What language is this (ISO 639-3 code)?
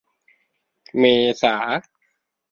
tha